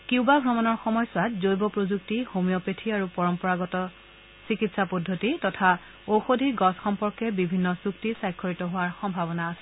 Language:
Assamese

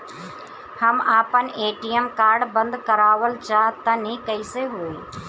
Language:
Bhojpuri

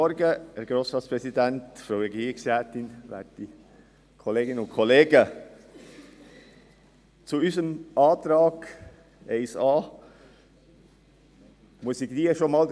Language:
Swiss German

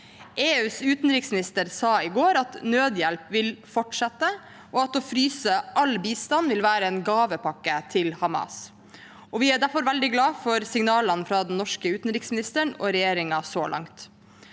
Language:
Norwegian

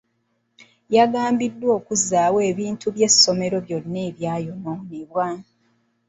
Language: Ganda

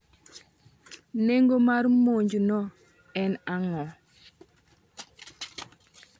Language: Luo (Kenya and Tanzania)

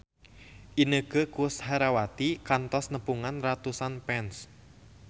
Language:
Sundanese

